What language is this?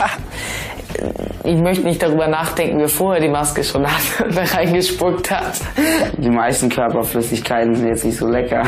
German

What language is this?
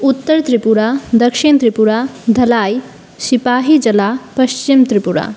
Sanskrit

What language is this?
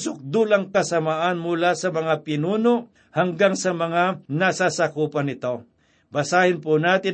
Filipino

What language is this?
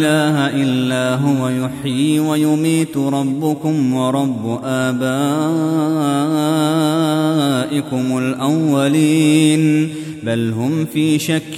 Arabic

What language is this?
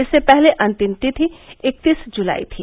Hindi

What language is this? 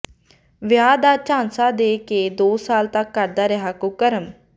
Punjabi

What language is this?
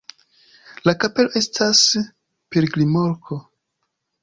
Esperanto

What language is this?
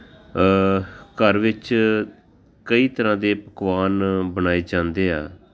Punjabi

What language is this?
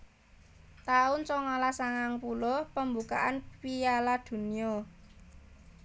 Javanese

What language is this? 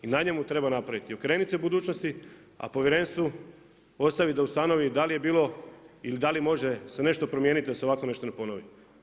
Croatian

